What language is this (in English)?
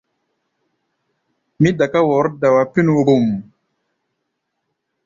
Gbaya